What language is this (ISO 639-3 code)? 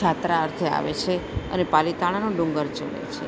guj